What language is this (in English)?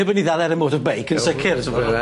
Welsh